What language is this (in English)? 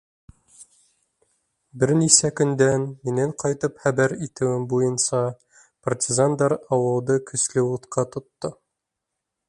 Bashkir